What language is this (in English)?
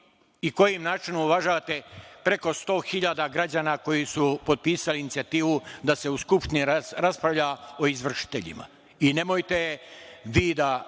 Serbian